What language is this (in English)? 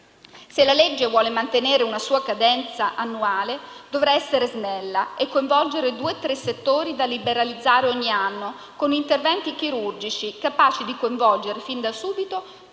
Italian